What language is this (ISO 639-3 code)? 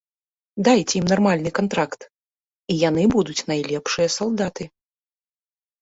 bel